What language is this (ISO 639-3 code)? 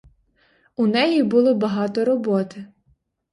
ukr